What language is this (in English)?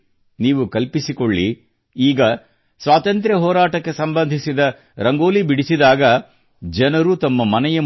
Kannada